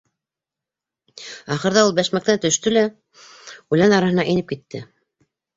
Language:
Bashkir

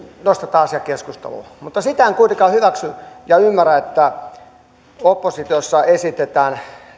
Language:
Finnish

